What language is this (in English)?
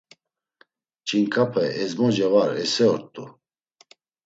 Laz